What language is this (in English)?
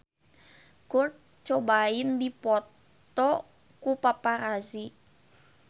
Sundanese